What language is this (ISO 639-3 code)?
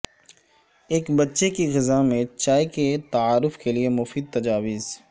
urd